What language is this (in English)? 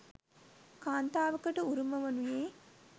Sinhala